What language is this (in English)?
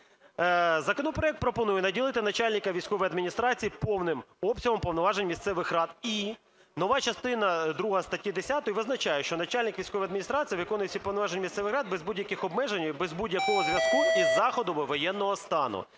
Ukrainian